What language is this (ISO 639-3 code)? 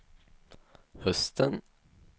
swe